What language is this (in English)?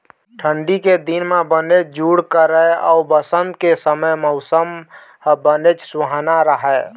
Chhattisgarhi